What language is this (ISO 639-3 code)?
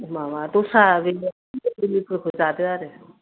brx